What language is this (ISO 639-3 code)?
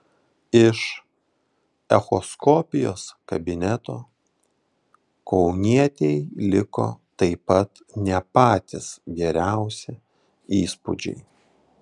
lit